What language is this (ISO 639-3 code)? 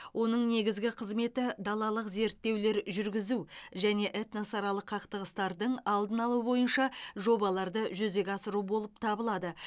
kaz